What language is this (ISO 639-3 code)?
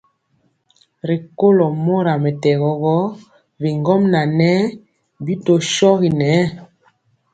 mcx